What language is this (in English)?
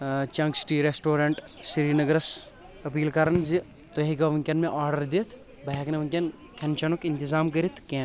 Kashmiri